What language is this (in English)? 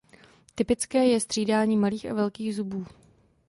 Czech